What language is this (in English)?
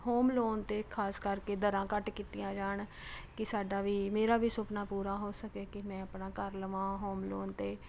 Punjabi